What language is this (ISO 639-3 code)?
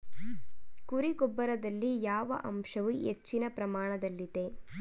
kan